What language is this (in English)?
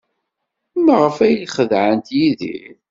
Kabyle